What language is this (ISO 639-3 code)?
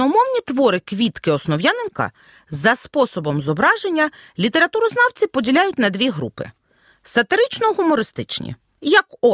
ukr